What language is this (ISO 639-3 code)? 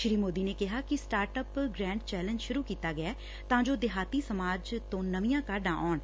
pan